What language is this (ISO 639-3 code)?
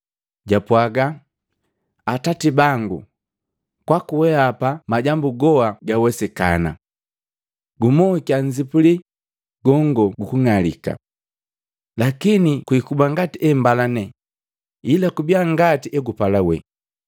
mgv